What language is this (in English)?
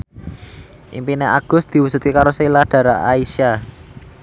Javanese